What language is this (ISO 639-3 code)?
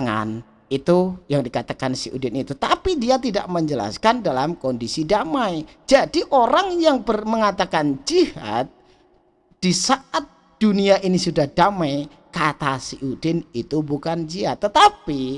ind